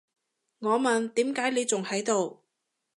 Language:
Cantonese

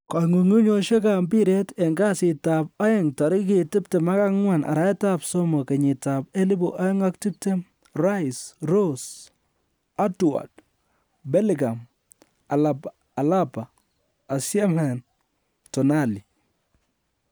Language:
Kalenjin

